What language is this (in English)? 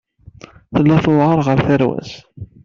Kabyle